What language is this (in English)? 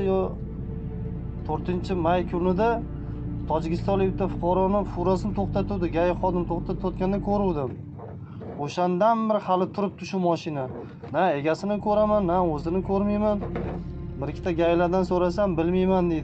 Turkish